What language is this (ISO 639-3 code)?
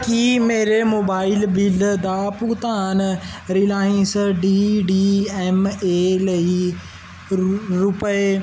pan